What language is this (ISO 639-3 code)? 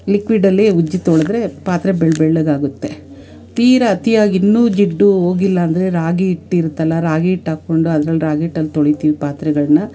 kan